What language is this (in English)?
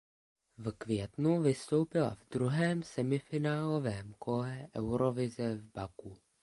Czech